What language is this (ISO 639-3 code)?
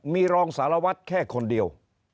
tha